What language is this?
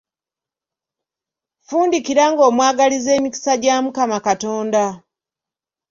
Ganda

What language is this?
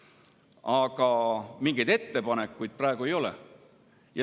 Estonian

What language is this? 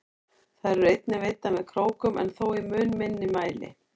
Icelandic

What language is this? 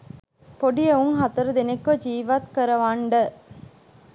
Sinhala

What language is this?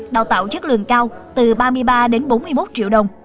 Vietnamese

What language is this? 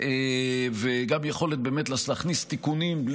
Hebrew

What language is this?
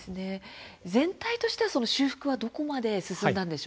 Japanese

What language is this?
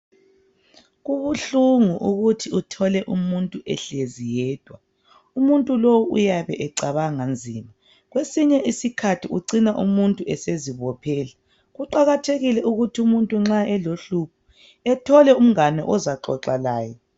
North Ndebele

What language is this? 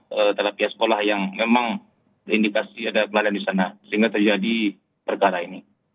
Indonesian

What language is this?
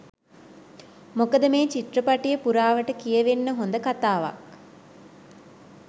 Sinhala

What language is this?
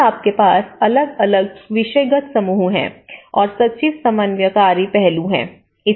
Hindi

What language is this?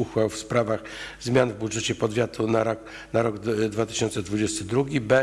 Polish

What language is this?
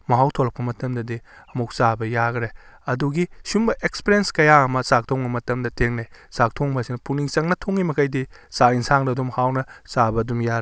Manipuri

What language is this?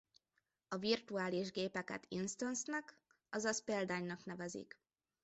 Hungarian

